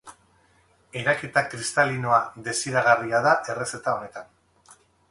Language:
Basque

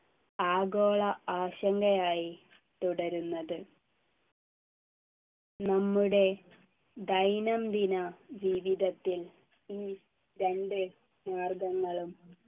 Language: Malayalam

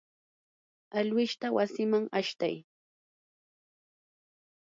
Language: Yanahuanca Pasco Quechua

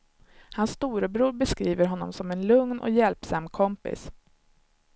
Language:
Swedish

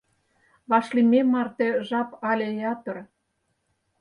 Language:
Mari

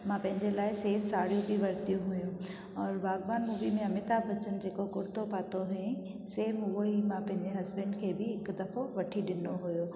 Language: Sindhi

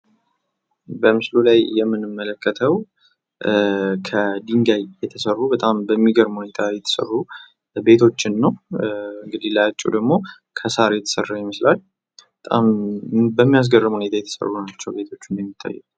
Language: Amharic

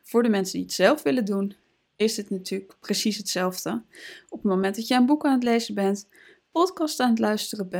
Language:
Dutch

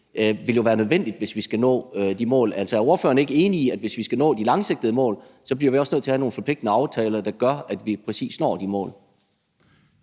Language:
Danish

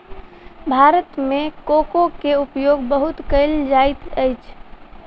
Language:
Maithili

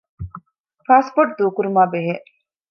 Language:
Divehi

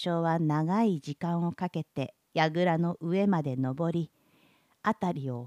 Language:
Japanese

